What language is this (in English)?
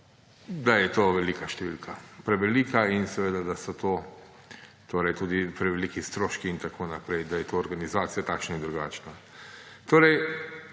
Slovenian